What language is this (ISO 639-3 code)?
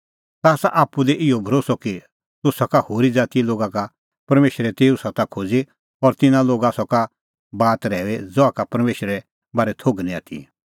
kfx